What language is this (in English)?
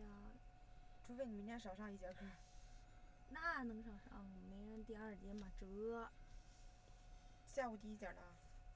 Chinese